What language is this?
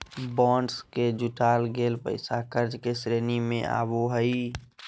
Magahi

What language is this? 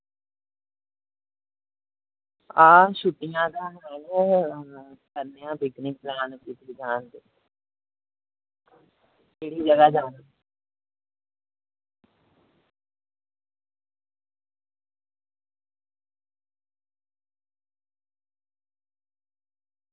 Dogri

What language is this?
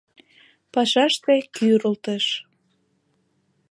Mari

